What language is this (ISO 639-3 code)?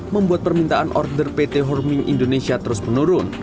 ind